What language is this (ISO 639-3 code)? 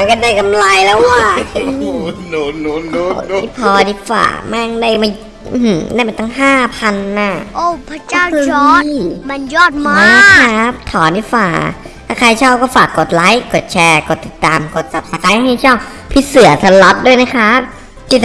tha